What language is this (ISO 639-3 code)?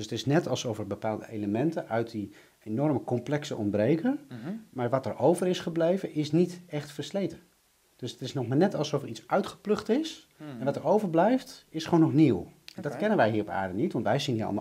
nld